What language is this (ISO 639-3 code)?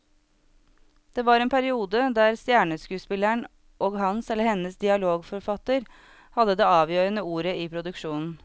nor